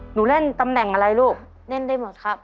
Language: Thai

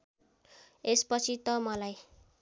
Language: Nepali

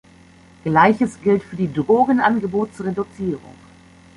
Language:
German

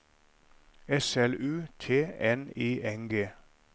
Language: Norwegian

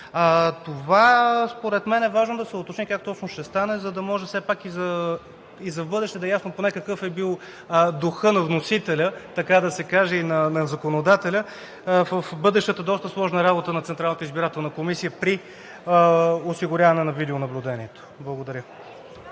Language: Bulgarian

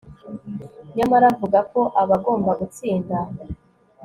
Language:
Kinyarwanda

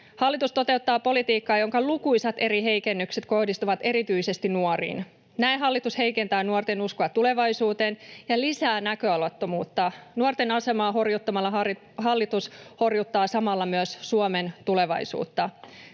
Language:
Finnish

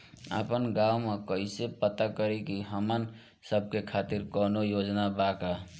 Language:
Bhojpuri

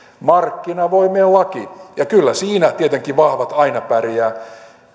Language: Finnish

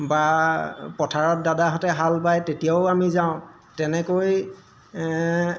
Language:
Assamese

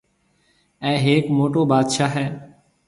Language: Marwari (Pakistan)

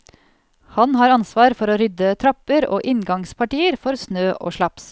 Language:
Norwegian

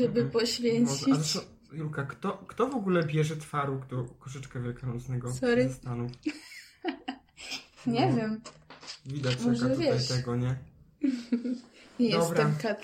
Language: Polish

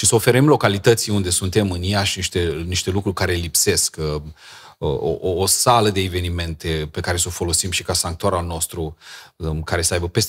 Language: Romanian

